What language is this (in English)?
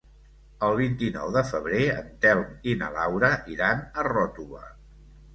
Catalan